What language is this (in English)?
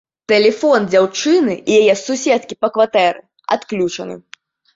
Belarusian